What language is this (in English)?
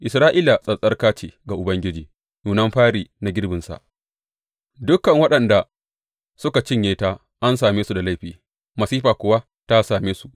Hausa